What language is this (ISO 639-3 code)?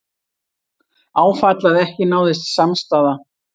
isl